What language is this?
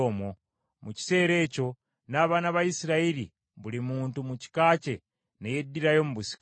Ganda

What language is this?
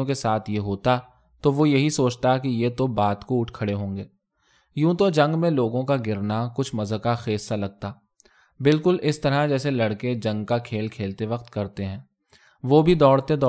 Urdu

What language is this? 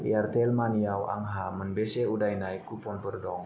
Bodo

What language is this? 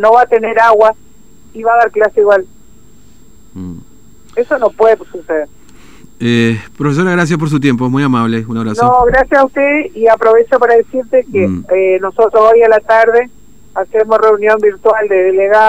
Spanish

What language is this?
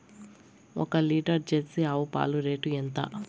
Telugu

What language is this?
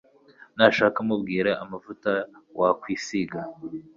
Kinyarwanda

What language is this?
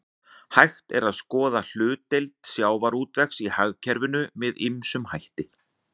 Icelandic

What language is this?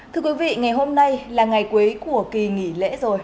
Vietnamese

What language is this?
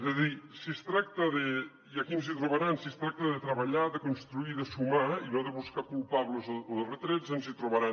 Catalan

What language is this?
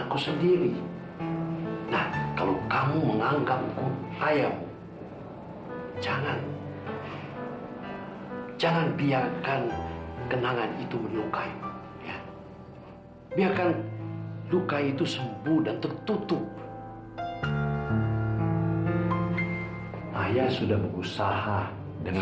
Indonesian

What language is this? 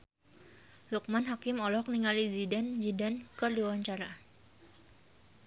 Sundanese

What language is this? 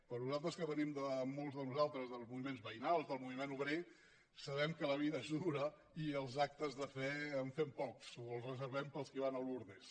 Catalan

